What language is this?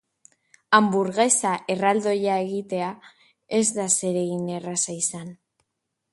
Basque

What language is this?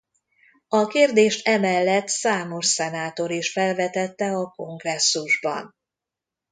Hungarian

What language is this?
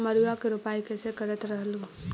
Magahi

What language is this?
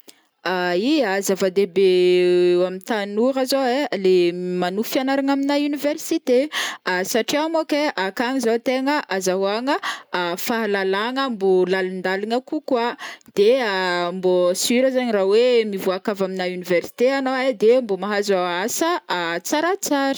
Northern Betsimisaraka Malagasy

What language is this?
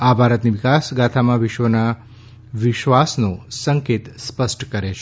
Gujarati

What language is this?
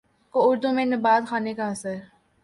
Urdu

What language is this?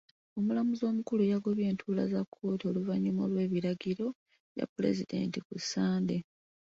Ganda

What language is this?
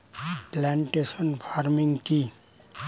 Bangla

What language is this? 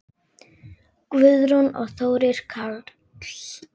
Icelandic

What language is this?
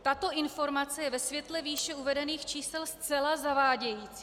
Czech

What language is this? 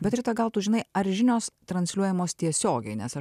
Lithuanian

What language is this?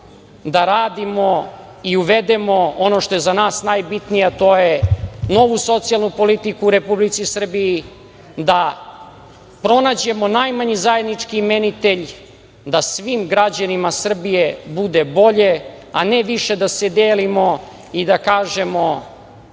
Serbian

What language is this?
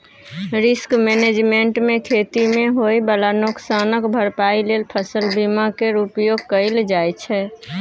Maithili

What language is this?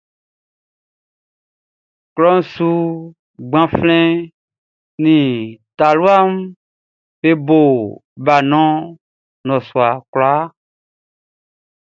Baoulé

